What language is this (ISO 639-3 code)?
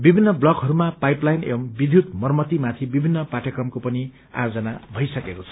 nep